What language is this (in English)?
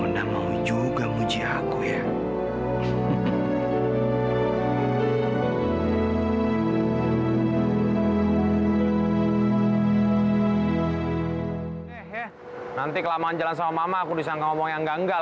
Indonesian